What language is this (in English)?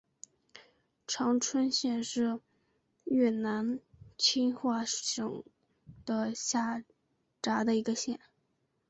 Chinese